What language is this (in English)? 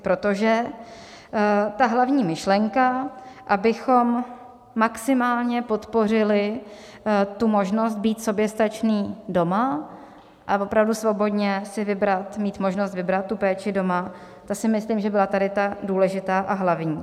Czech